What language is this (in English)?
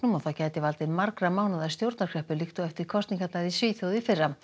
Icelandic